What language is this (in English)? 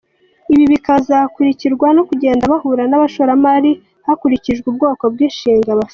Kinyarwanda